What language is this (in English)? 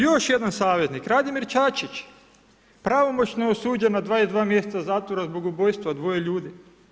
Croatian